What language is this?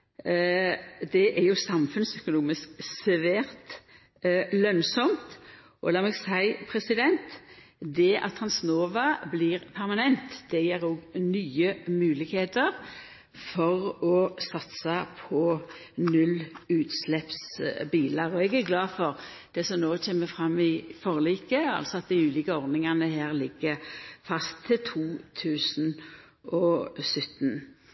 Norwegian Nynorsk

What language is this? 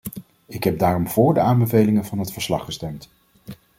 Dutch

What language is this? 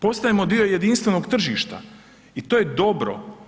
Croatian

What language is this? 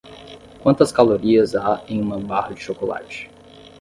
Portuguese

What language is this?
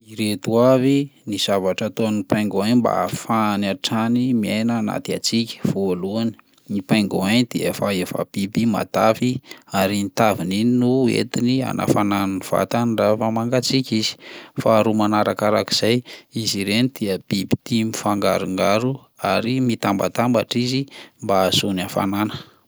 Malagasy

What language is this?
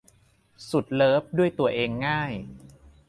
Thai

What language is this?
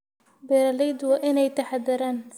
Somali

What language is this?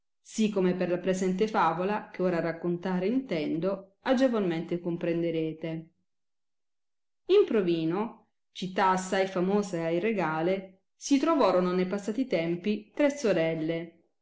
Italian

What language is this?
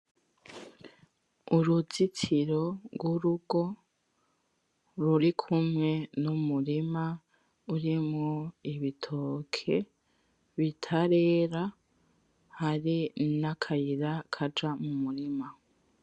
Rundi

